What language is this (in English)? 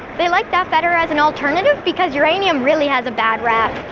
English